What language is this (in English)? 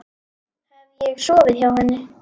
Icelandic